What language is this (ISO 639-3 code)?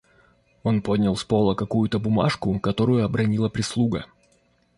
rus